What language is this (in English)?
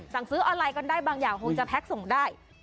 Thai